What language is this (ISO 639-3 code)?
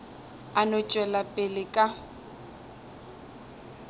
nso